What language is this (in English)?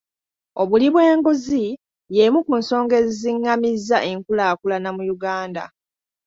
Ganda